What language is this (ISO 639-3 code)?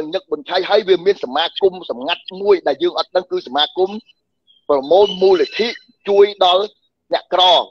vie